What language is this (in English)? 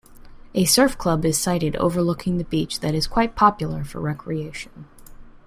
English